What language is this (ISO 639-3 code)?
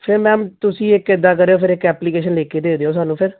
pan